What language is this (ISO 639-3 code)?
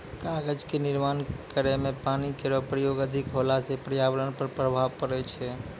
mai